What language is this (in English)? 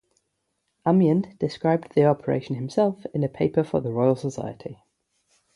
English